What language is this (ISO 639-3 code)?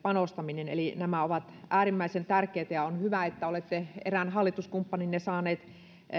fin